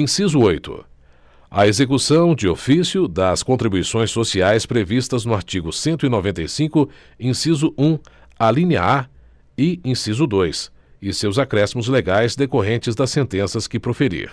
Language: Portuguese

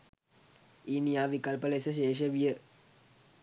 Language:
Sinhala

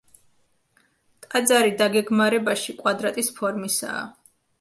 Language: Georgian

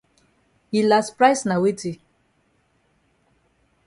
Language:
Cameroon Pidgin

